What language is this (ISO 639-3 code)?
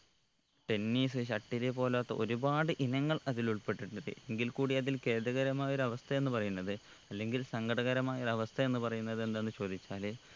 mal